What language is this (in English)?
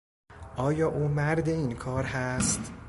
Persian